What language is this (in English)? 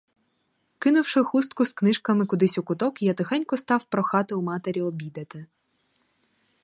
Ukrainian